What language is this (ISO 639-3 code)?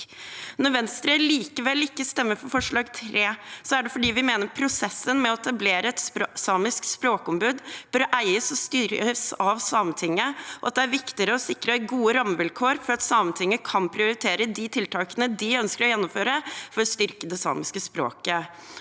nor